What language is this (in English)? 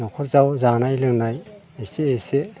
Bodo